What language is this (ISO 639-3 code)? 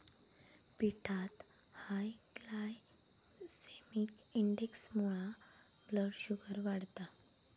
mar